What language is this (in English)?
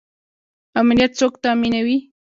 Pashto